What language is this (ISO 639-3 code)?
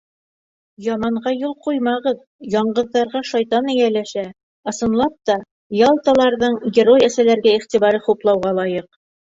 bak